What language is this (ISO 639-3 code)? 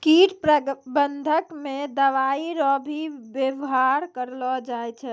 mai